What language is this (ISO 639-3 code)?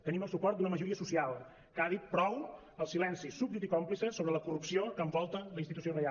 cat